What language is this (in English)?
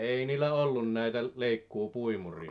Finnish